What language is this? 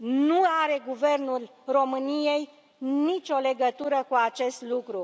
Romanian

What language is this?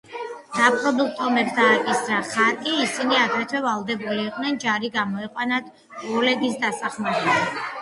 Georgian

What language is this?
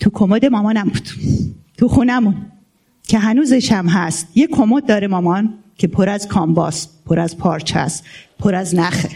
Persian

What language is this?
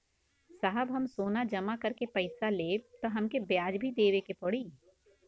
Bhojpuri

